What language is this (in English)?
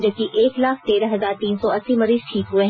Hindi